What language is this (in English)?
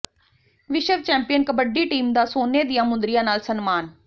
Punjabi